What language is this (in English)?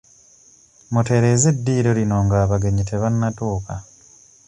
Ganda